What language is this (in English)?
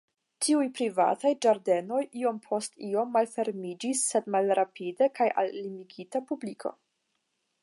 Esperanto